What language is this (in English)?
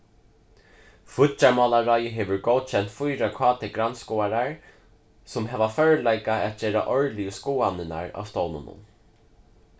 Faroese